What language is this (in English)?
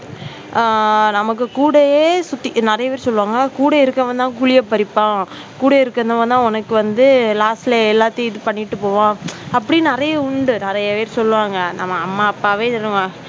Tamil